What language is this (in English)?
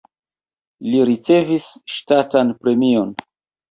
Esperanto